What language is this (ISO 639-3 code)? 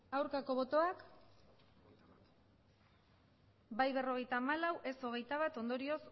eus